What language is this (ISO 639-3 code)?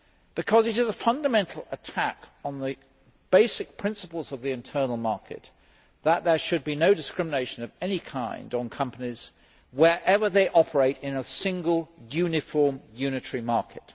eng